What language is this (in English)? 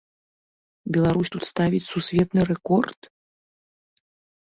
Belarusian